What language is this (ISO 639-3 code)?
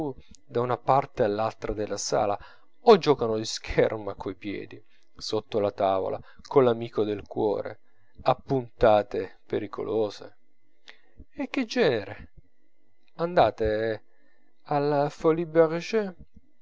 ita